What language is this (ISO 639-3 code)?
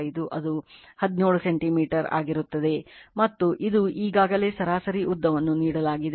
kan